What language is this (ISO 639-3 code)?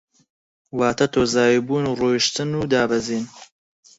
ckb